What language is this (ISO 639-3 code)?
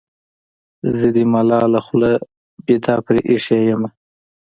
pus